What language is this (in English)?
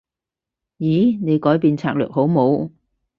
Cantonese